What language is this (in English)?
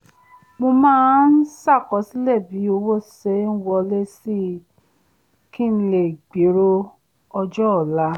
Yoruba